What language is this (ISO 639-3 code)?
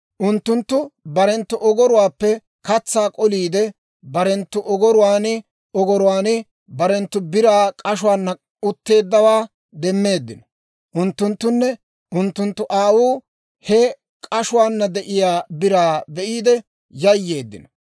dwr